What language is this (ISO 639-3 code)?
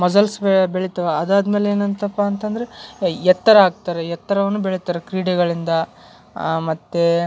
kan